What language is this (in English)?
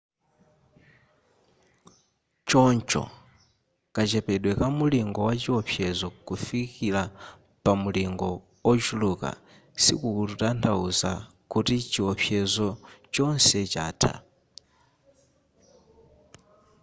Nyanja